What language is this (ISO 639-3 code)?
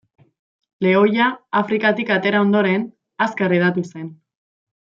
eus